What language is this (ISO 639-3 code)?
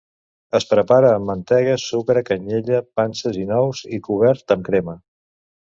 cat